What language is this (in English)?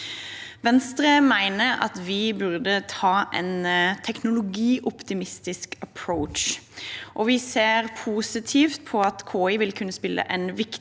Norwegian